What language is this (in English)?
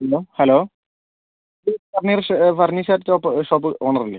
Malayalam